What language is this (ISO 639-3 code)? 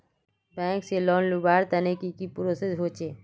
mag